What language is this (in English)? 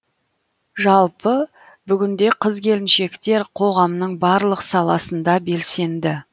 Kazakh